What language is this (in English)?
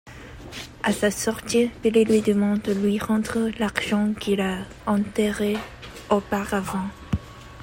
French